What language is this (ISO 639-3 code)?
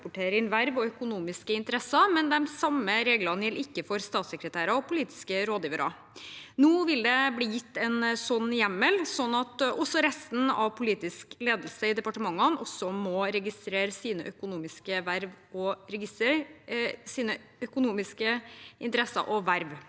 nor